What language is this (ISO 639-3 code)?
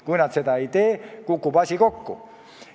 est